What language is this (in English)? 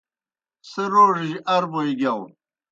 Kohistani Shina